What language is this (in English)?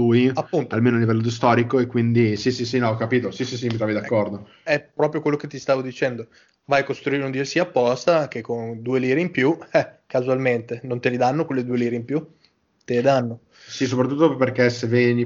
Italian